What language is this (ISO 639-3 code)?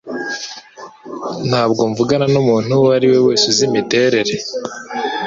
kin